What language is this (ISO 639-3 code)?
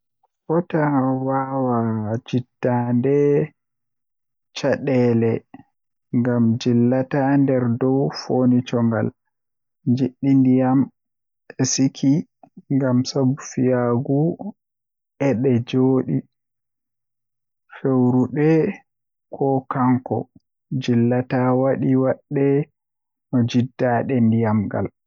fuh